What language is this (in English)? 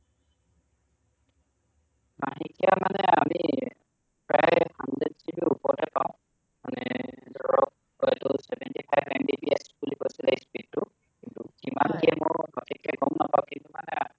Assamese